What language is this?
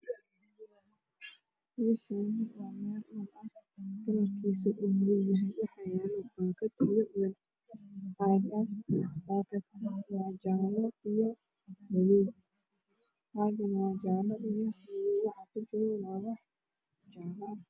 Somali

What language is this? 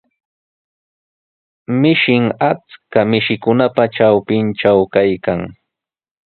Sihuas Ancash Quechua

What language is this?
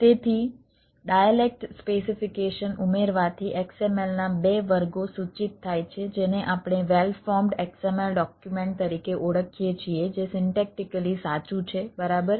Gujarati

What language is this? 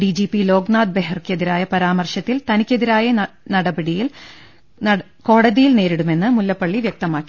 Malayalam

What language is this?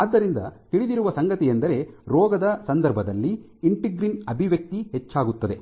Kannada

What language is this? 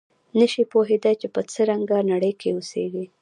Pashto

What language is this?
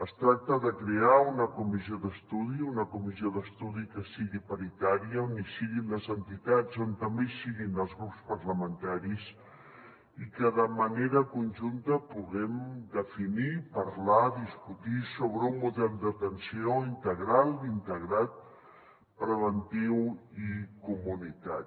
Catalan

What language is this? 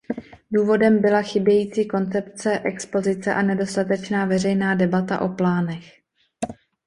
Czech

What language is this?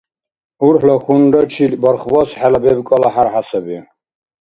Dargwa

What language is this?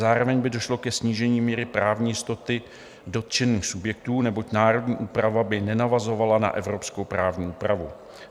Czech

